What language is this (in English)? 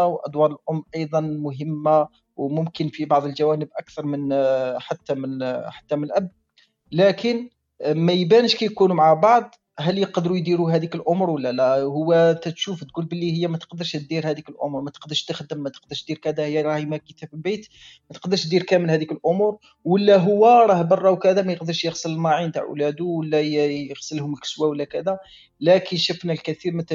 Arabic